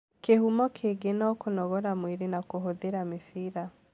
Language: Kikuyu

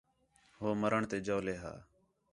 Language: Khetrani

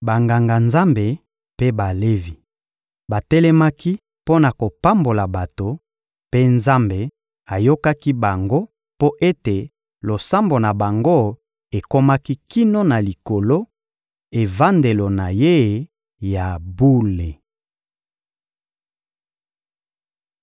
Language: Lingala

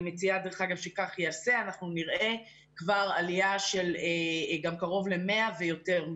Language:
Hebrew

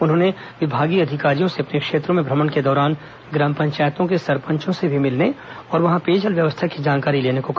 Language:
Hindi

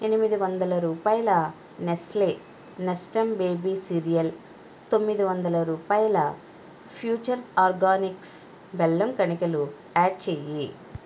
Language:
Telugu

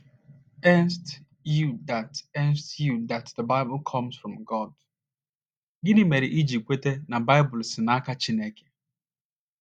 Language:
Igbo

